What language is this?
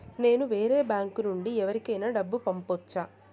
Telugu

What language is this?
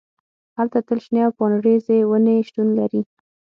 Pashto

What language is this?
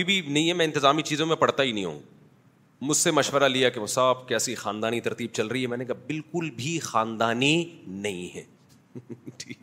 Urdu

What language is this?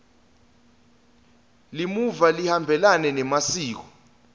Swati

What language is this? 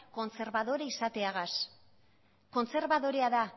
Basque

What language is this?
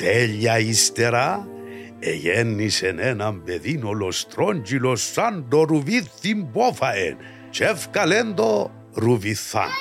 Greek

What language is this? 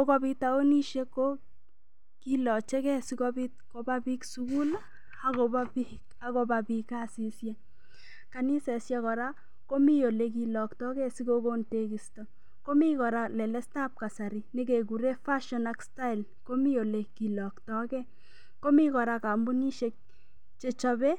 Kalenjin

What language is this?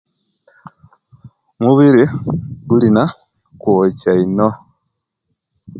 Kenyi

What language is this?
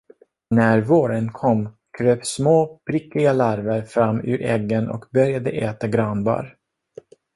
Swedish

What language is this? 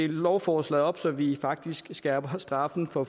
Danish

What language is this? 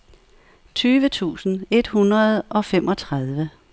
Danish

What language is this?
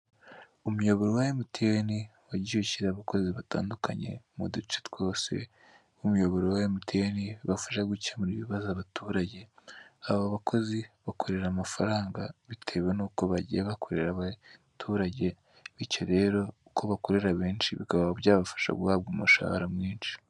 Kinyarwanda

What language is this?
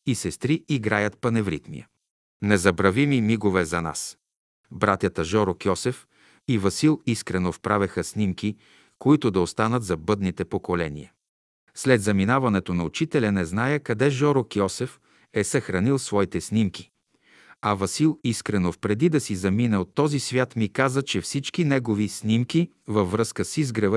Bulgarian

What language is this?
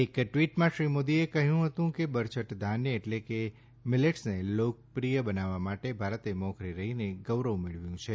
Gujarati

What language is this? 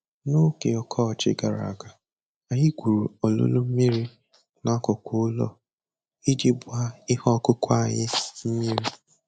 Igbo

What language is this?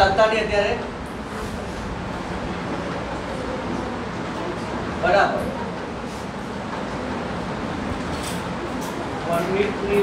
Hindi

